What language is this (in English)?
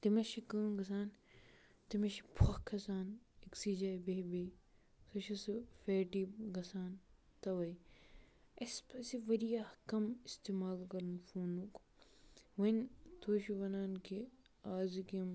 Kashmiri